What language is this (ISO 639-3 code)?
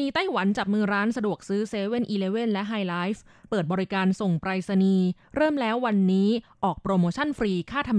tha